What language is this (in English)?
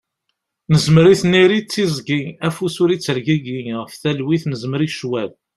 Kabyle